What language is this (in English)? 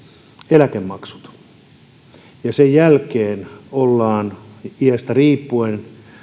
Finnish